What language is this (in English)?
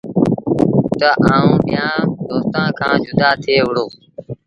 Sindhi Bhil